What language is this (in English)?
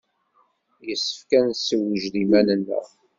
Kabyle